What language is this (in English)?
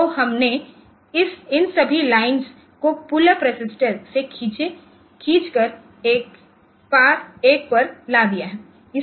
Hindi